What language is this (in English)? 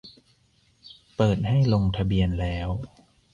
Thai